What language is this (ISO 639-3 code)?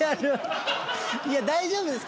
jpn